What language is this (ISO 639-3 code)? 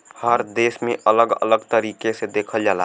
bho